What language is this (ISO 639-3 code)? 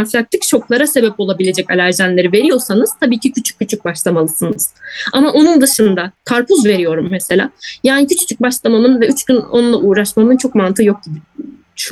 tur